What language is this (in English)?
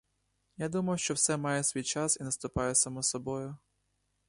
Ukrainian